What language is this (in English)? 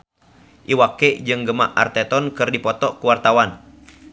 Sundanese